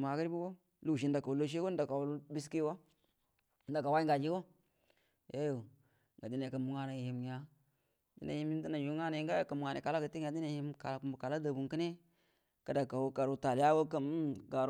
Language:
Buduma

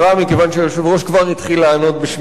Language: Hebrew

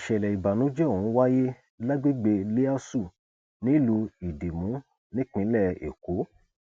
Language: Yoruba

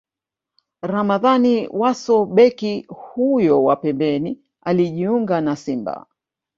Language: Swahili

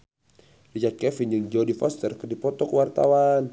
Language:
Sundanese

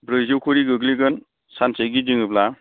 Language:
Bodo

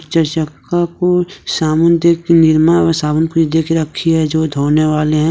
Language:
Hindi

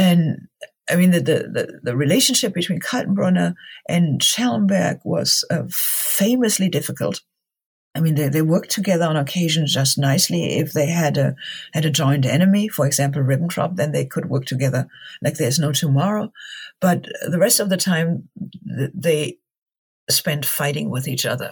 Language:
English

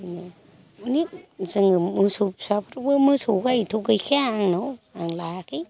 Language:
Bodo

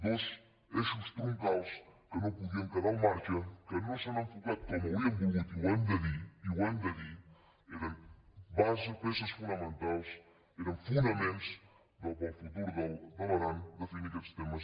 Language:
Catalan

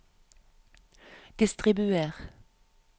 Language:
Norwegian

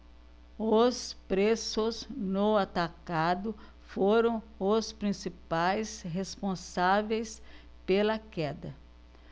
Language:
Portuguese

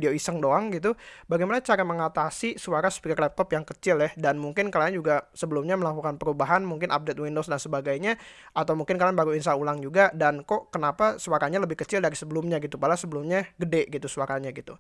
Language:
Indonesian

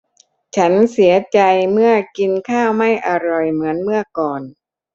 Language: Thai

